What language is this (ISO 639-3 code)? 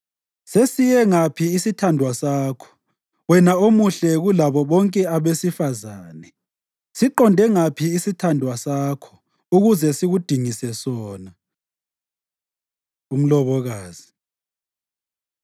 nde